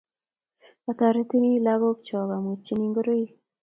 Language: Kalenjin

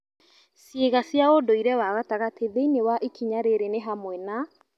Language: Kikuyu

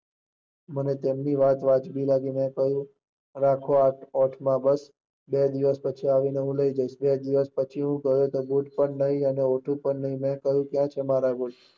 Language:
Gujarati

